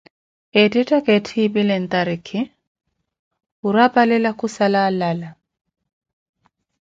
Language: Koti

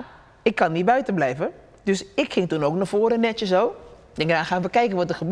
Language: Dutch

